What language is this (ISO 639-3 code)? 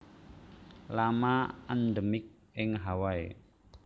jav